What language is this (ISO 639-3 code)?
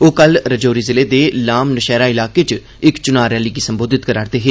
doi